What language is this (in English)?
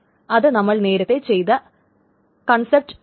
Malayalam